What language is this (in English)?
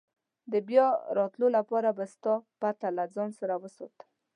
Pashto